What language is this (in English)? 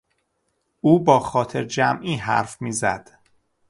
Persian